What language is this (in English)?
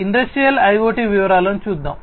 Telugu